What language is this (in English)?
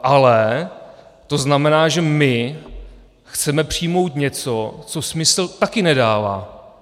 Czech